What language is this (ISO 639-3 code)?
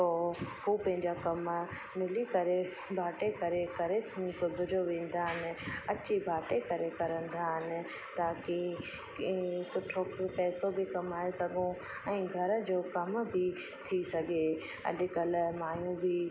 snd